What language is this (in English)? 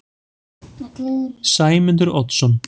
Icelandic